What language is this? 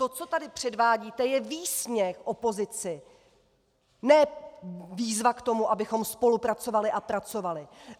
Czech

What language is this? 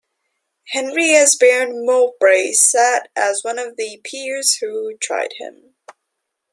English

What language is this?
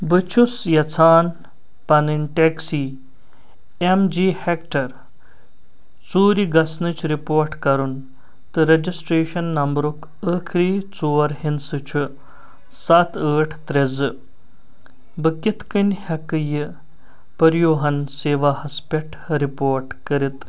Kashmiri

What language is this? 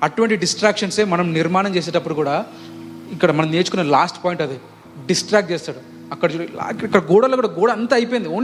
Telugu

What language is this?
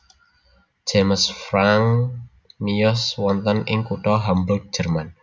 Javanese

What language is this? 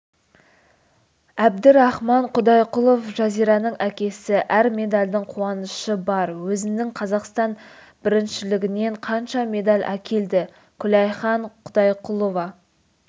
Kazakh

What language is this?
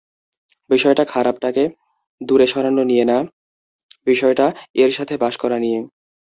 Bangla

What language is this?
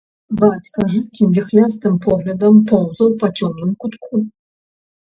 Belarusian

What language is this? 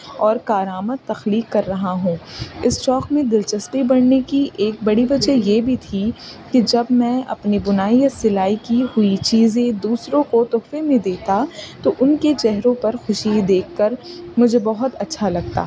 Urdu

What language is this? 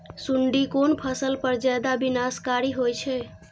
Maithili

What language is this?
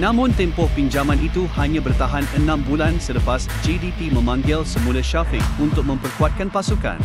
Malay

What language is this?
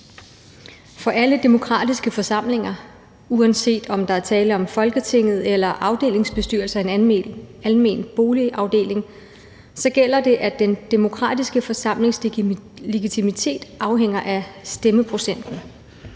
Danish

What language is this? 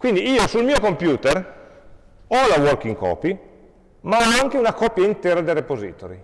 Italian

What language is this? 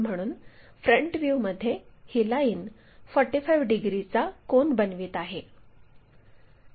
Marathi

